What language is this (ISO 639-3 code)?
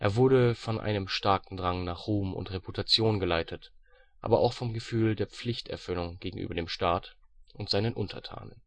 deu